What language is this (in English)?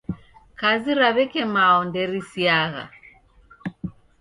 Taita